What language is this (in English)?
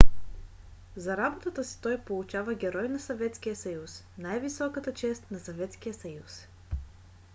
Bulgarian